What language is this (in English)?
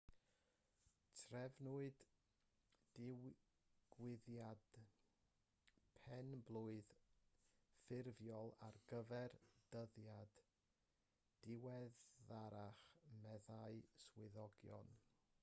Welsh